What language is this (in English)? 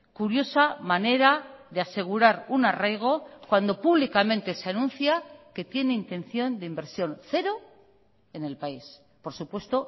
Spanish